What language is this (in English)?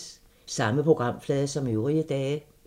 Danish